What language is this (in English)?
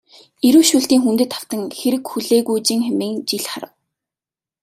Mongolian